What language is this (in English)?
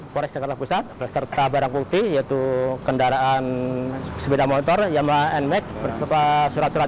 Indonesian